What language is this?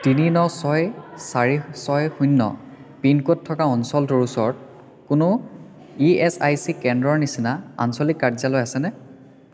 Assamese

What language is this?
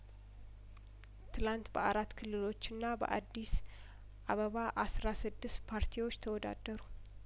Amharic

